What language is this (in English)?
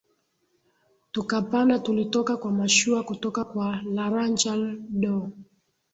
Swahili